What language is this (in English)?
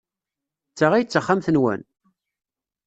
Kabyle